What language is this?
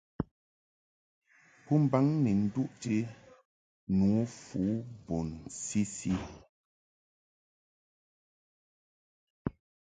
Mungaka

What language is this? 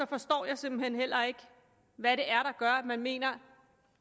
Danish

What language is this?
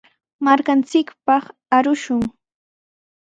Sihuas Ancash Quechua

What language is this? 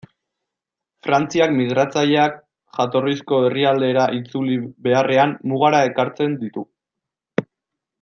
Basque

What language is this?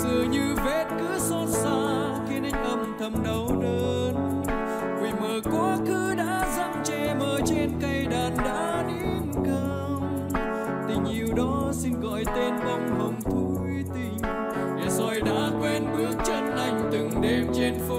Vietnamese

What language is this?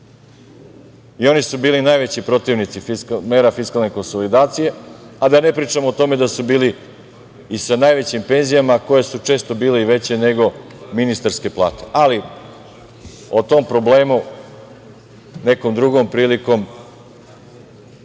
Serbian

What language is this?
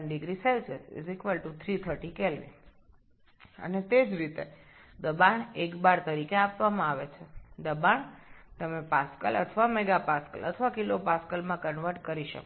Bangla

